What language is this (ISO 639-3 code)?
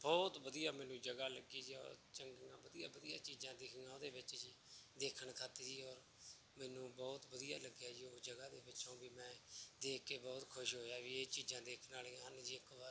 pan